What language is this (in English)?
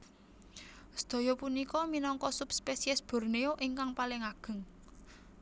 Javanese